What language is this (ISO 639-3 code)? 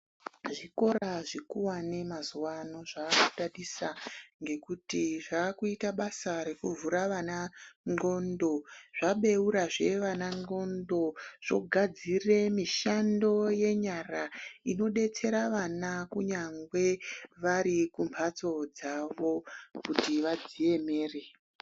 ndc